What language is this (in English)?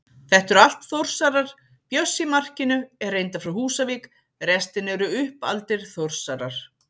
Icelandic